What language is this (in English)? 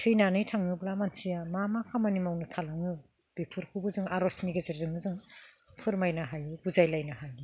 Bodo